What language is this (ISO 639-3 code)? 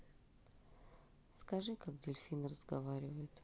rus